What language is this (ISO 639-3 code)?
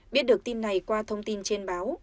vie